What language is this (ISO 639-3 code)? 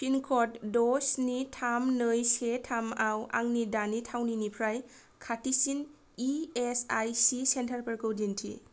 brx